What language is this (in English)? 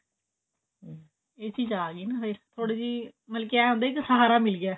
Punjabi